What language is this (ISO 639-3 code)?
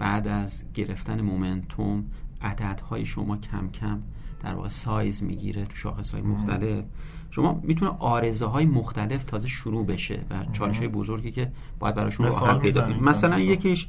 fas